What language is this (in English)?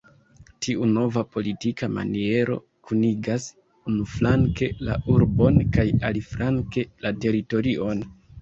Esperanto